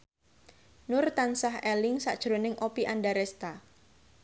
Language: Javanese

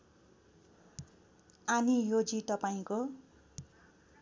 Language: Nepali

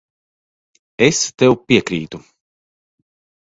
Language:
Latvian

